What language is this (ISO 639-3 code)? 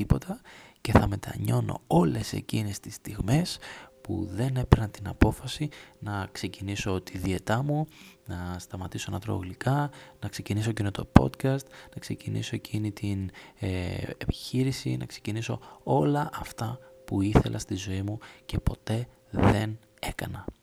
ell